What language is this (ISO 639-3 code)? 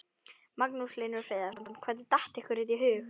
isl